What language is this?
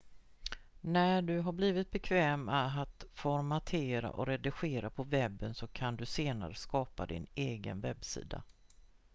Swedish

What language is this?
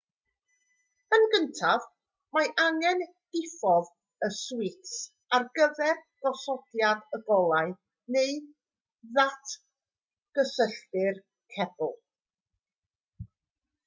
Welsh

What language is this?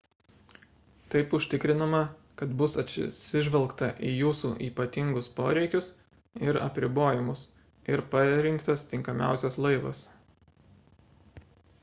Lithuanian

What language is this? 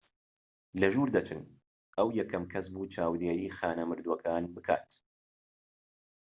Central Kurdish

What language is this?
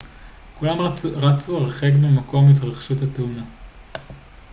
Hebrew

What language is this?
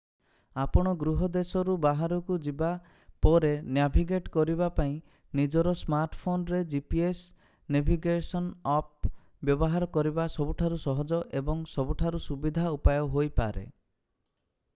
Odia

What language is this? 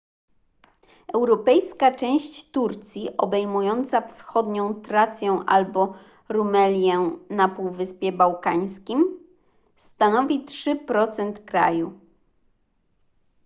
Polish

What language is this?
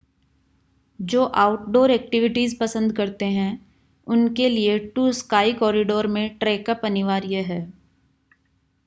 Hindi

